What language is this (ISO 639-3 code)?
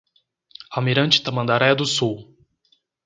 por